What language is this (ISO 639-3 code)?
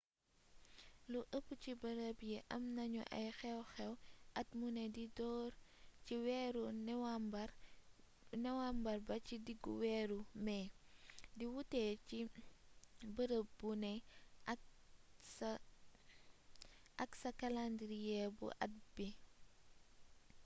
wol